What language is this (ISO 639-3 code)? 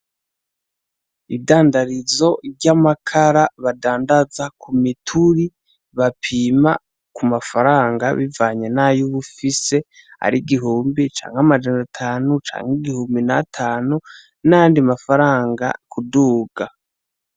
run